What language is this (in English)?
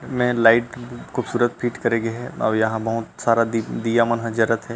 Chhattisgarhi